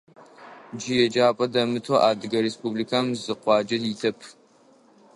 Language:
Adyghe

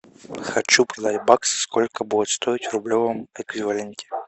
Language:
Russian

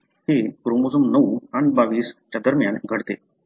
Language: Marathi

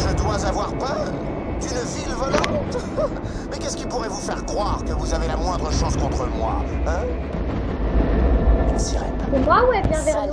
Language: French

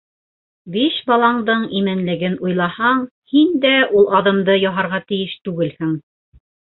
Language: Bashkir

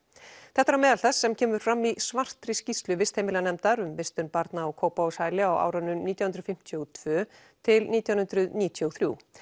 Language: Icelandic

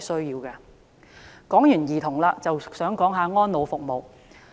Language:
Cantonese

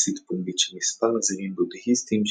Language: Hebrew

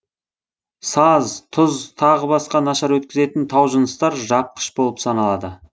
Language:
Kazakh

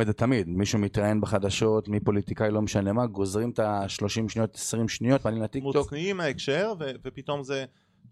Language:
Hebrew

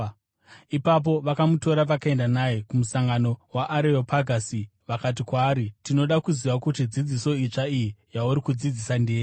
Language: Shona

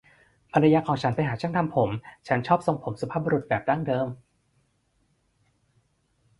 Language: Thai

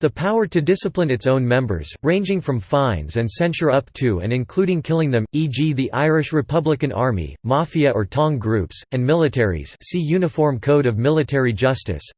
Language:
English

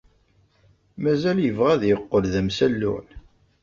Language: Kabyle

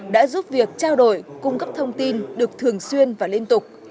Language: Vietnamese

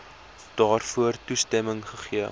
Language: Afrikaans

